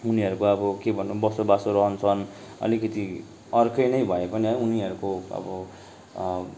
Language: Nepali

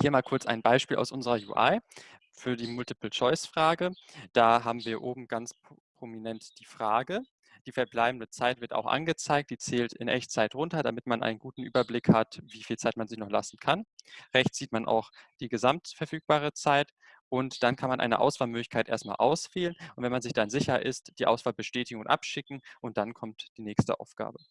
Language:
German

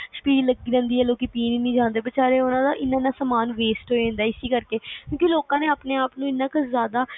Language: Punjabi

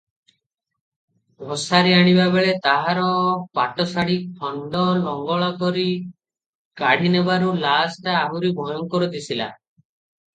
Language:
Odia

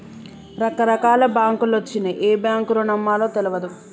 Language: Telugu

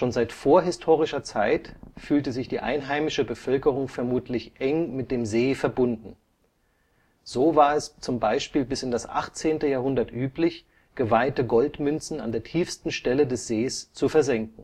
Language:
German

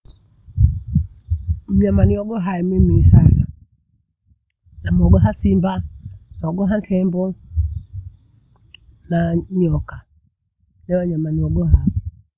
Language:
Bondei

